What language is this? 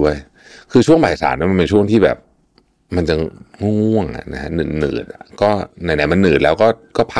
Thai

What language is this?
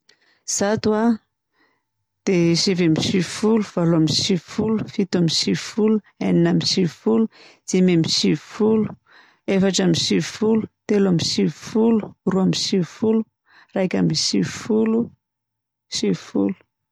Southern Betsimisaraka Malagasy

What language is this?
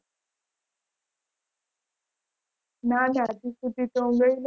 Gujarati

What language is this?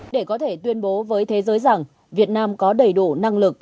Vietnamese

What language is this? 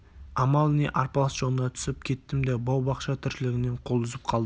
Kazakh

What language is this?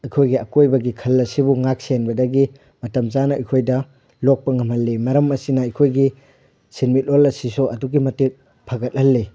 Manipuri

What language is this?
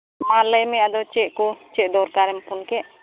Santali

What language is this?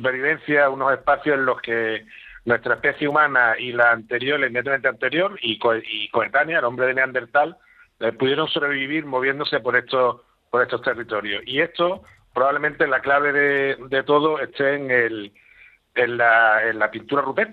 Spanish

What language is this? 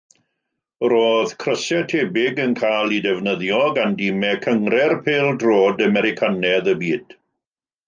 Welsh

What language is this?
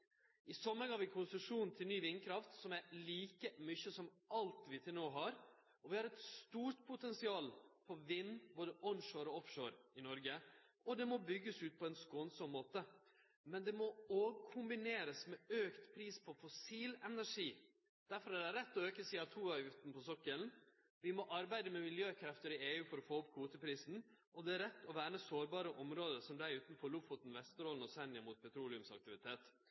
Norwegian Nynorsk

